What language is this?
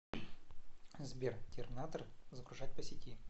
Russian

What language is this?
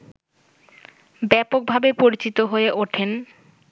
Bangla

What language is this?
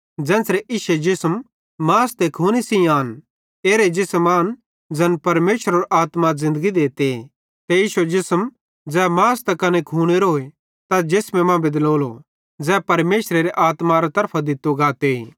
Bhadrawahi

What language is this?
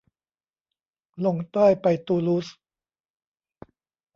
Thai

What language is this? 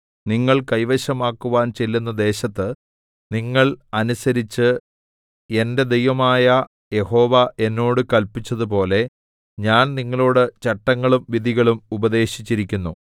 Malayalam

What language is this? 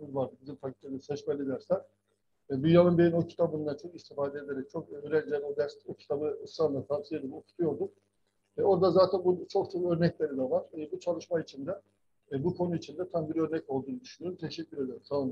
Turkish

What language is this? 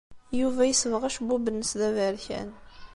Kabyle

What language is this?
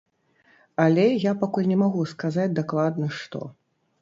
Belarusian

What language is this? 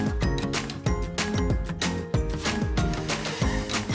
Indonesian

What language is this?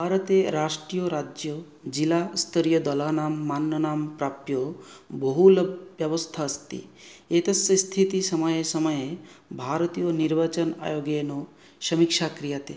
Sanskrit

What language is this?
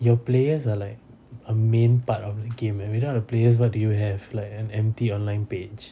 English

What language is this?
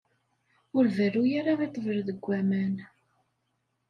Kabyle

